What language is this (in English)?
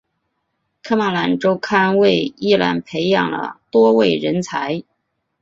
Chinese